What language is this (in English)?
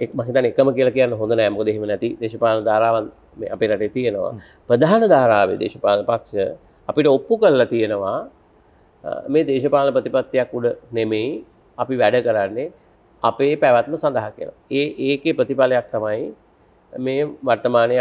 Indonesian